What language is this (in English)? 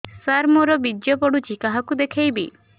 Odia